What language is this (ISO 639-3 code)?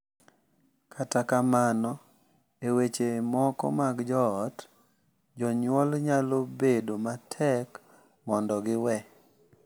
luo